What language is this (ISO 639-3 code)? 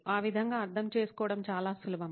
tel